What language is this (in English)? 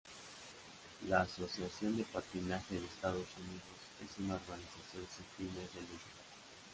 Spanish